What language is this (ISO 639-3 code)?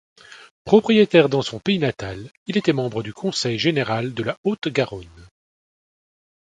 fra